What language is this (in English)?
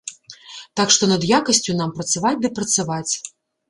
Belarusian